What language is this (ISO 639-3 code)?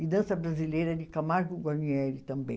por